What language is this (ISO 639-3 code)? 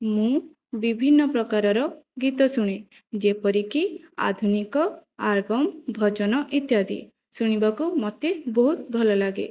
ori